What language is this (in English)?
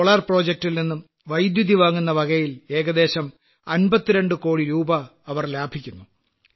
Malayalam